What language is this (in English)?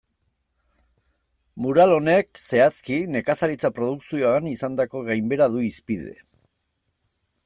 Basque